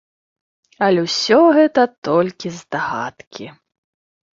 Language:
Belarusian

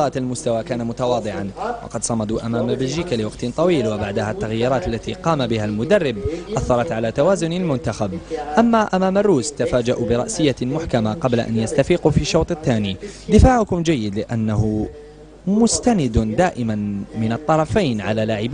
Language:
Arabic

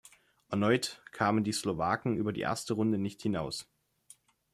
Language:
German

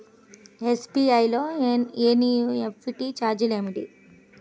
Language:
Telugu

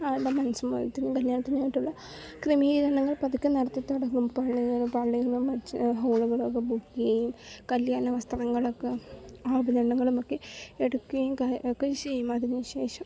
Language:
Malayalam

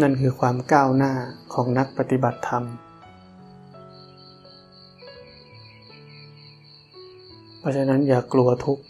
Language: Thai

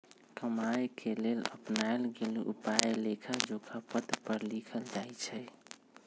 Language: Magahi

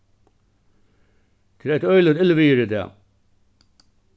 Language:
Faroese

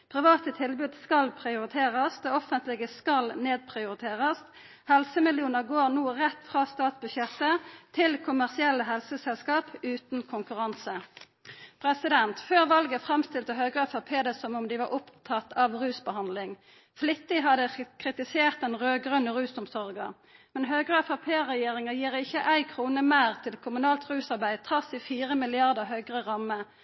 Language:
Norwegian Nynorsk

